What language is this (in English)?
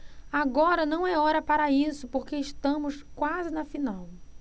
Portuguese